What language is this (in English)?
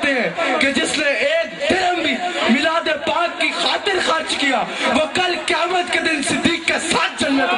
Arabic